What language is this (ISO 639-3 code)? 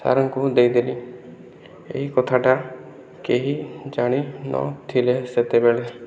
ori